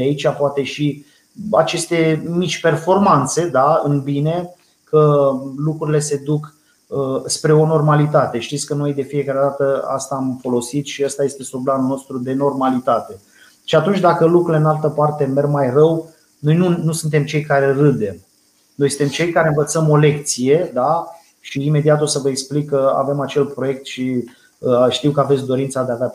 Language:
Romanian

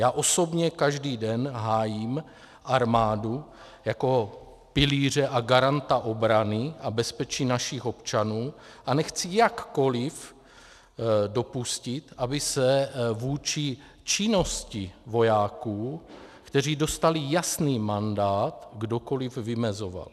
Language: Czech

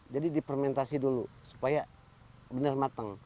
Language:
Indonesian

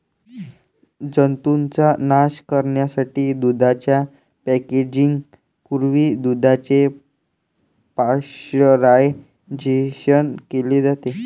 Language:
Marathi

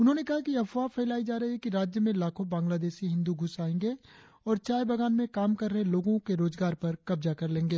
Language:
Hindi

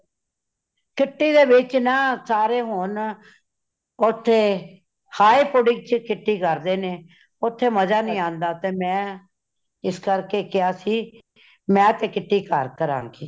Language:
Punjabi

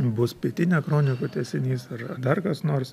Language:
Lithuanian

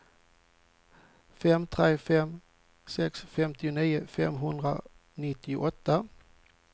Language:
Swedish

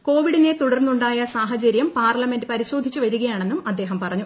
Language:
Malayalam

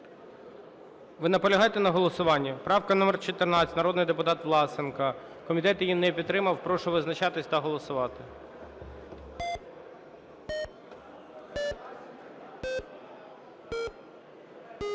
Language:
Ukrainian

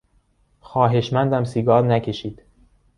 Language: Persian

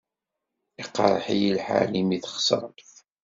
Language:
Kabyle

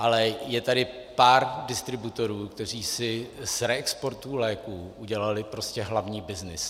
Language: Czech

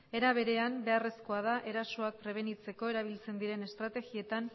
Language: Basque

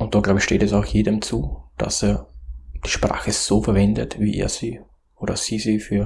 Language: German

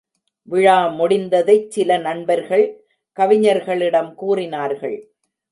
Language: Tamil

